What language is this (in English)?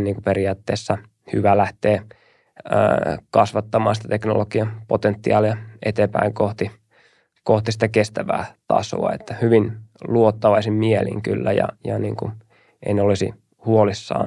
Finnish